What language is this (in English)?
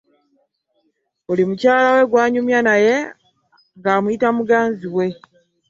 Ganda